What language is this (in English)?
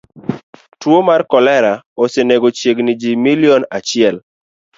Luo (Kenya and Tanzania)